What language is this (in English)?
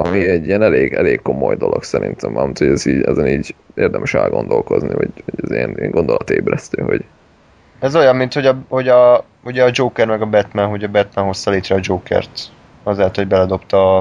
Hungarian